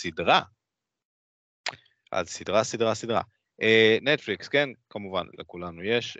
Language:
Hebrew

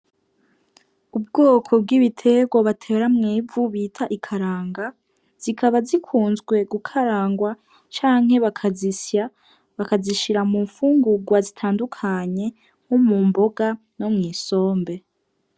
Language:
Rundi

